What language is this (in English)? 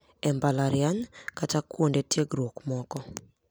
Luo (Kenya and Tanzania)